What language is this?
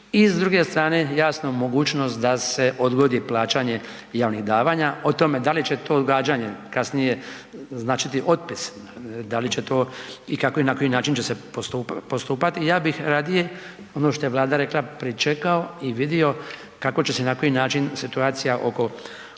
Croatian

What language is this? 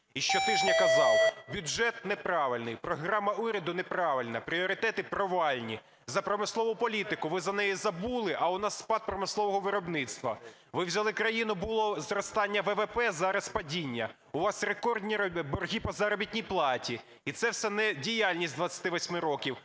Ukrainian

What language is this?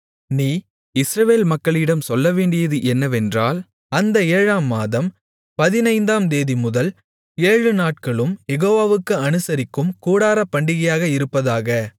Tamil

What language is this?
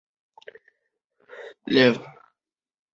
Chinese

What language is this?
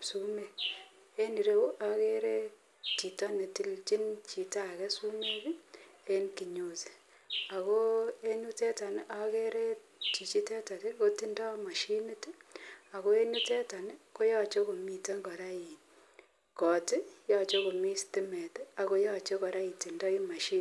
Kalenjin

